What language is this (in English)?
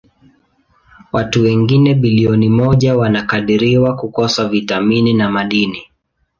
Swahili